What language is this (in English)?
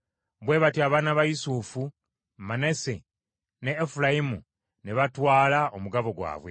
Ganda